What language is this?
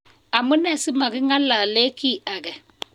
Kalenjin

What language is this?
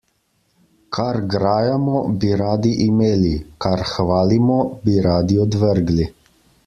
Slovenian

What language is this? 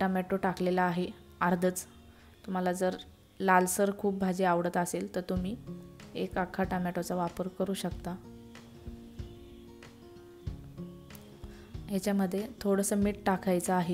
Hindi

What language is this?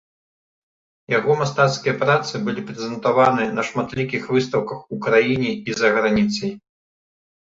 Belarusian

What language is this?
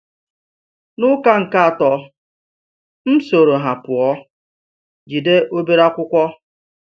Igbo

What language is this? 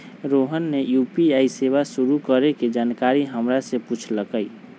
Magahi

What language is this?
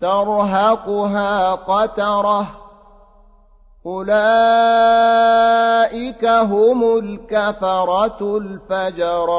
Arabic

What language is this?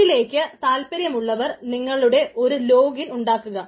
Malayalam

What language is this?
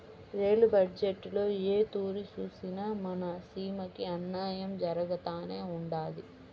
Telugu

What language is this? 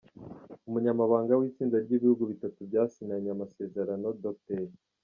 Kinyarwanda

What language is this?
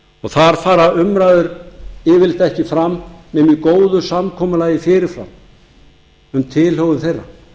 Icelandic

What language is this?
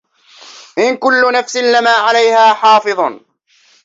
Arabic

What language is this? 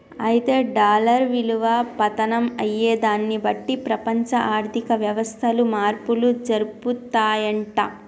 Telugu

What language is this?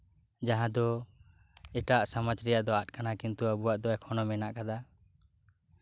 Santali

